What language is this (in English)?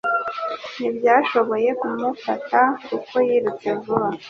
Kinyarwanda